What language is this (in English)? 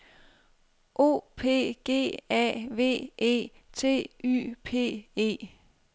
Danish